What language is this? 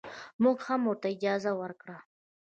Pashto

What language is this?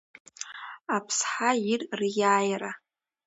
Abkhazian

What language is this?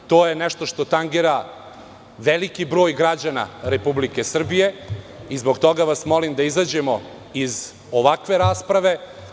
Serbian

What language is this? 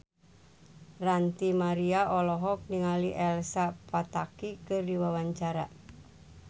Sundanese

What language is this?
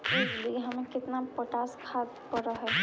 Magahi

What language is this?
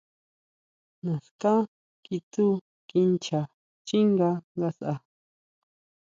Huautla Mazatec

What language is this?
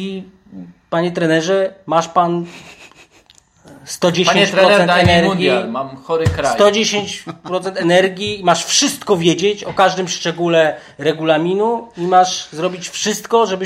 Polish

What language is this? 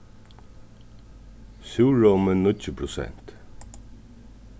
Faroese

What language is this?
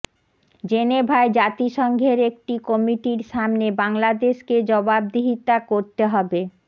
Bangla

